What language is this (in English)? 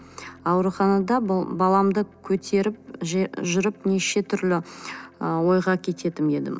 Kazakh